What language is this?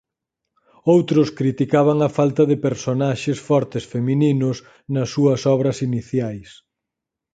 Galician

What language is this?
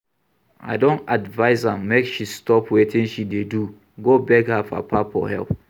Nigerian Pidgin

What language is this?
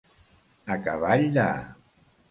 Catalan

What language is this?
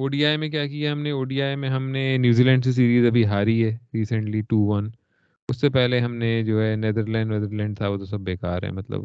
Urdu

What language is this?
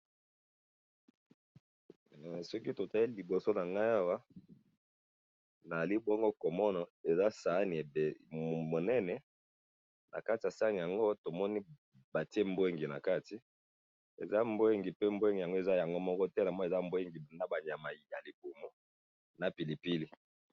Lingala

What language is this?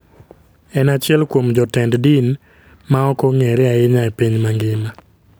Luo (Kenya and Tanzania)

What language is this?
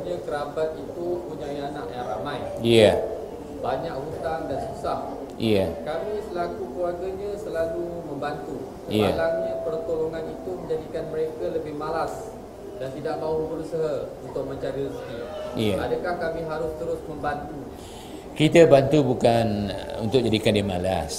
Malay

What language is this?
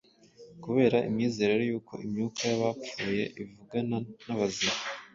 Kinyarwanda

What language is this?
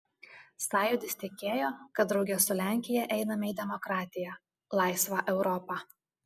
Lithuanian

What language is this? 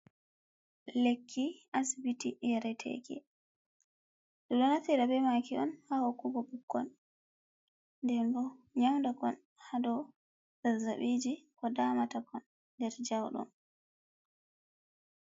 Fula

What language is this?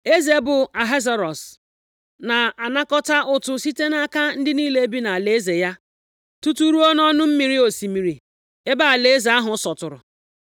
Igbo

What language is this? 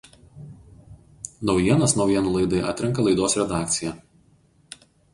Lithuanian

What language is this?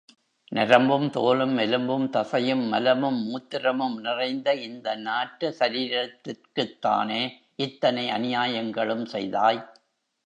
Tamil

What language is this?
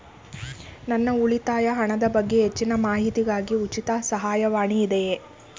Kannada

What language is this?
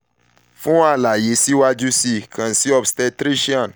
Yoruba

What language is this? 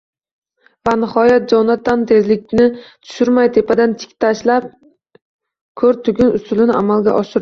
Uzbek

